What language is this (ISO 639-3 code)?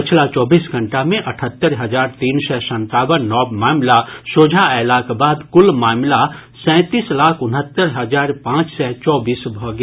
mai